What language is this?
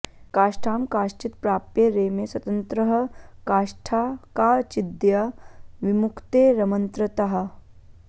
Sanskrit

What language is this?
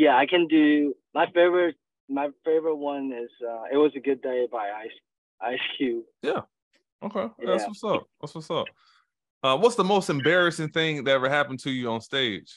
English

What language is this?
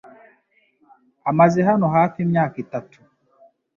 Kinyarwanda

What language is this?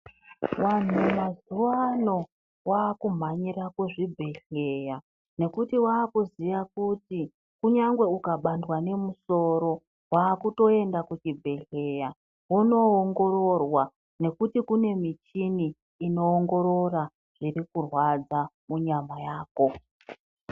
Ndau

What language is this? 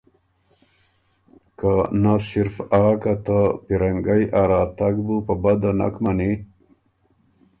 Ormuri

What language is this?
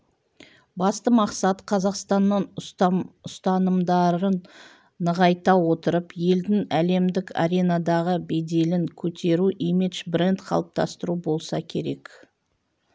Kazakh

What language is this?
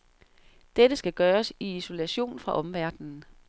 Danish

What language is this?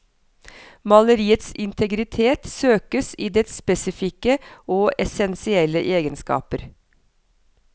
Norwegian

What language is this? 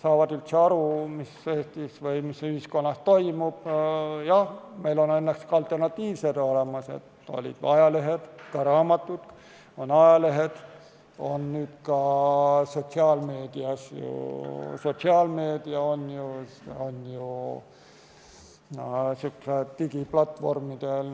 Estonian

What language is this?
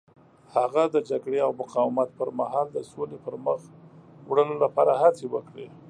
Pashto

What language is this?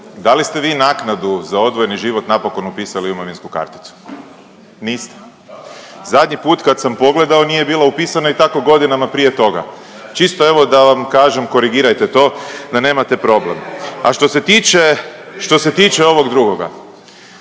Croatian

